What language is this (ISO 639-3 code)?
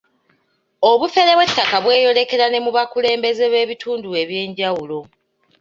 lug